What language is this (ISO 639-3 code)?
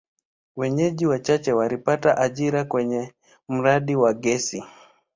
swa